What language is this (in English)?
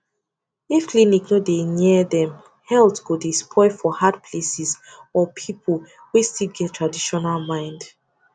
Nigerian Pidgin